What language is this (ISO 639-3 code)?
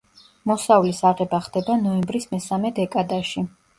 kat